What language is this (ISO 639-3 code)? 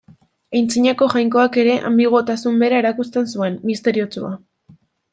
eus